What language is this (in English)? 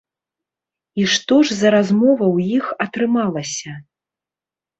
Belarusian